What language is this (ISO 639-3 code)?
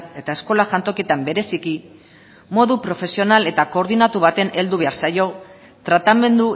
eus